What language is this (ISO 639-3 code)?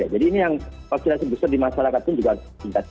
ind